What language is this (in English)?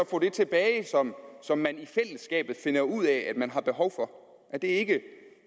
Danish